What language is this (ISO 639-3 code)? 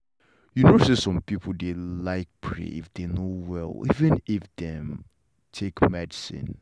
pcm